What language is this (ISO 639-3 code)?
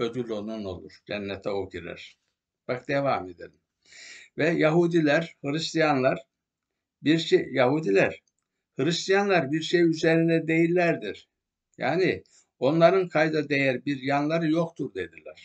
tur